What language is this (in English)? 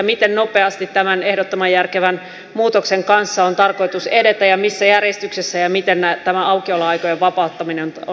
Finnish